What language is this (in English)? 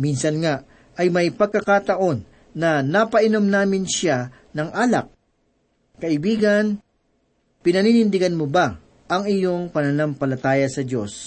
Filipino